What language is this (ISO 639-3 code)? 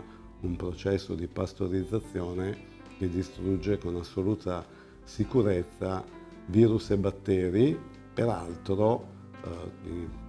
ita